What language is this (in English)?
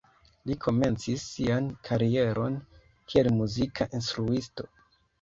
Esperanto